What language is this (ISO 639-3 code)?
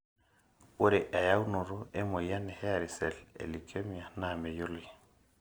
mas